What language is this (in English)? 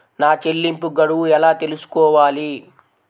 Telugu